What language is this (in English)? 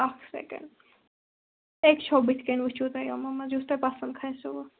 Kashmiri